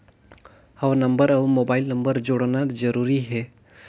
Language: Chhattisgarhi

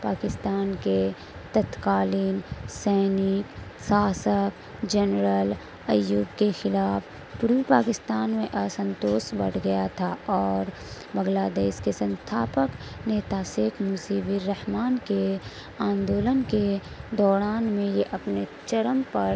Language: Urdu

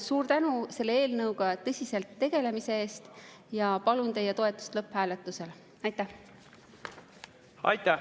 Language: Estonian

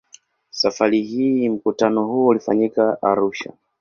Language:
Swahili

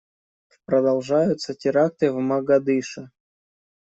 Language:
Russian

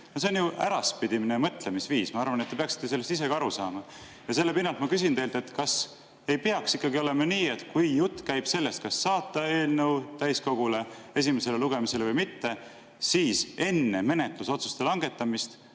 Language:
Estonian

